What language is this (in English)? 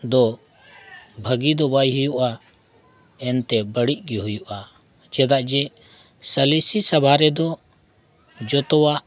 Santali